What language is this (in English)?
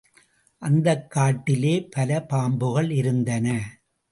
Tamil